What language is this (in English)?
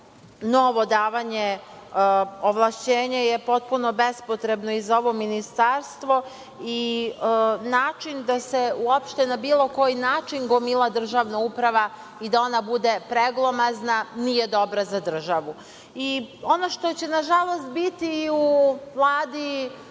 Serbian